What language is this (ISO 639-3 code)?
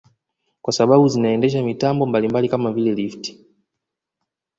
swa